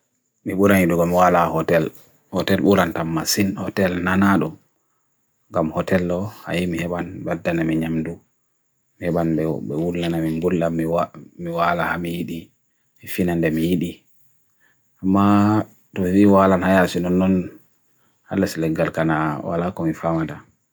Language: Bagirmi Fulfulde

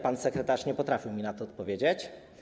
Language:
Polish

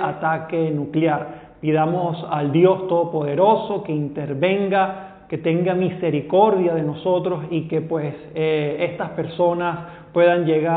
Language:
Spanish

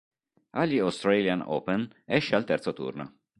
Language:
Italian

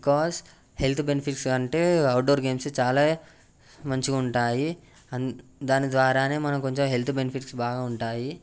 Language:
Telugu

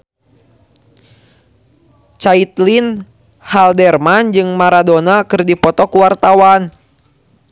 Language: Sundanese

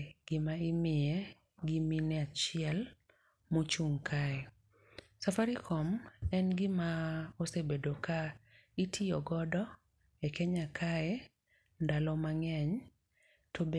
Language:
Luo (Kenya and Tanzania)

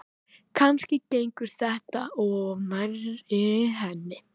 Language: Icelandic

